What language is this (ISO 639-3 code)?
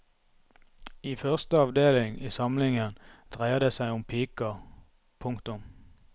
nor